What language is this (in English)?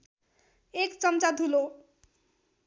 Nepali